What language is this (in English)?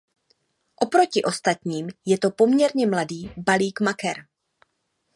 Czech